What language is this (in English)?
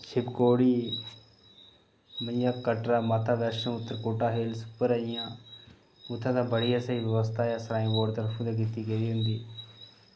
Dogri